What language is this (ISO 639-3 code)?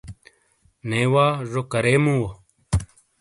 scl